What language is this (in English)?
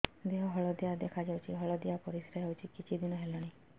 Odia